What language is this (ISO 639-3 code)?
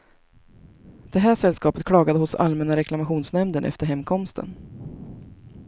swe